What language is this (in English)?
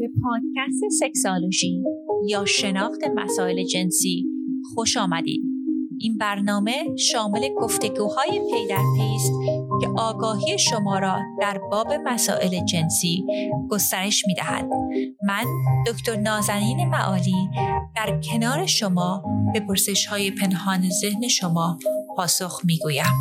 Persian